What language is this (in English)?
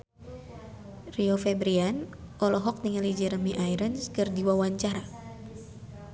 Sundanese